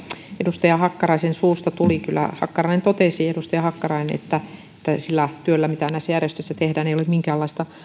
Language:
Finnish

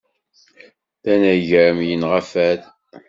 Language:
Kabyle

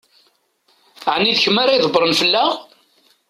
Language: Kabyle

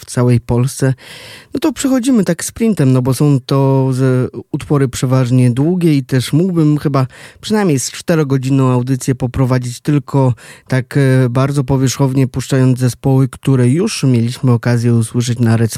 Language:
Polish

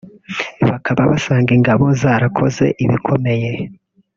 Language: Kinyarwanda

